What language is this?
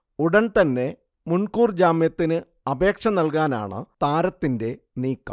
Malayalam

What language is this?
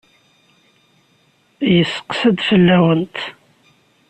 Kabyle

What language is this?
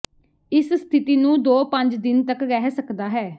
Punjabi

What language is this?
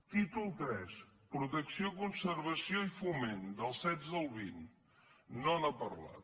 Catalan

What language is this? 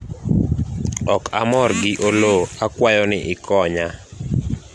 Luo (Kenya and Tanzania)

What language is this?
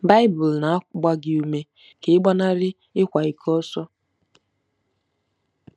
Igbo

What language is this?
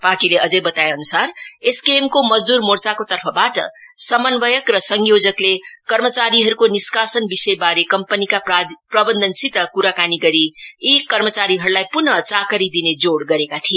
Nepali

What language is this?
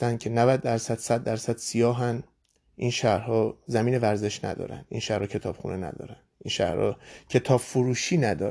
Persian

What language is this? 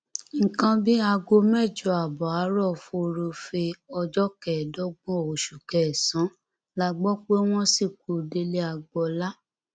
Yoruba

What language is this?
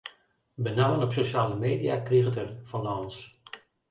Western Frisian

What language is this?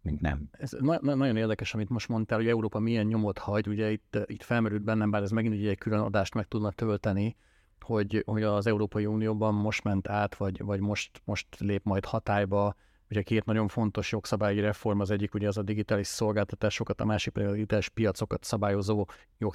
Hungarian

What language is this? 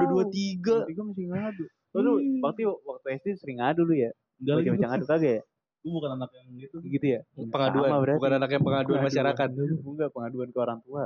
Indonesian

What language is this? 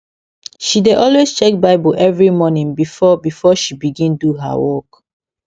Nigerian Pidgin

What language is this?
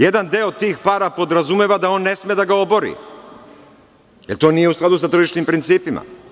Serbian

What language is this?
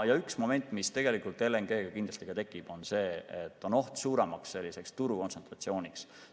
Estonian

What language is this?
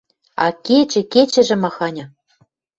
Western Mari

